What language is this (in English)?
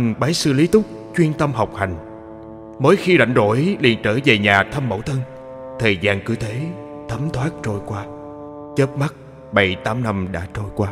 Vietnamese